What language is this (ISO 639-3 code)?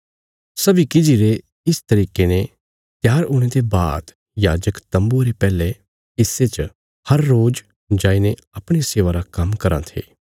kfs